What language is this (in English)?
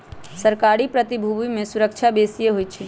Magahi